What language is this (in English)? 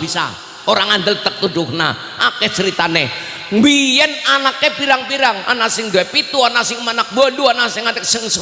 Indonesian